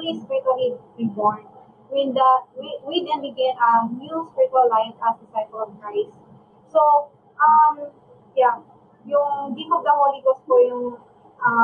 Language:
Filipino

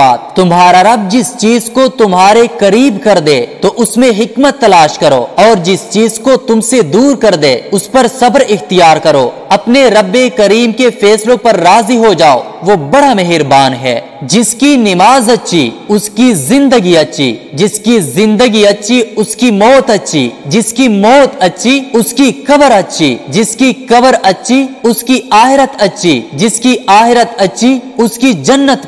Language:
Hindi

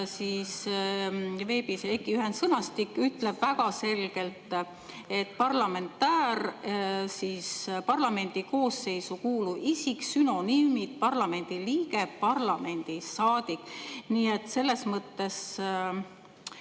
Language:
Estonian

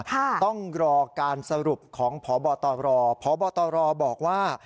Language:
Thai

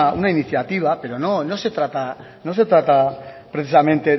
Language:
Spanish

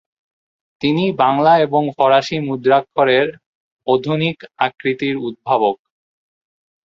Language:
Bangla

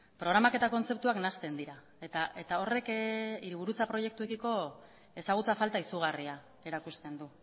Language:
Basque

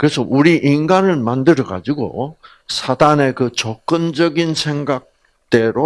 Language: Korean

